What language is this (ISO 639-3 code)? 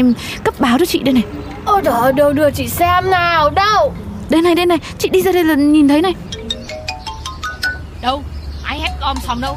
vie